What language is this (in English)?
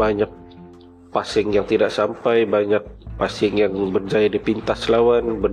Malay